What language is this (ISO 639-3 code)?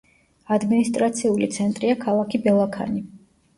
kat